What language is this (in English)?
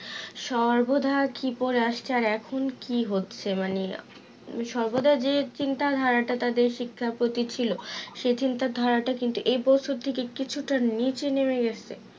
Bangla